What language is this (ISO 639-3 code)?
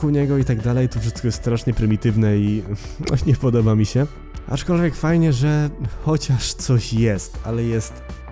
pol